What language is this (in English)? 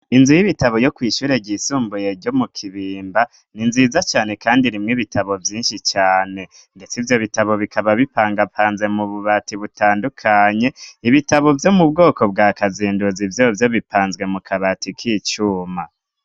Rundi